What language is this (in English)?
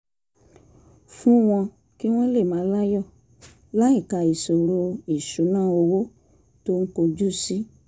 Yoruba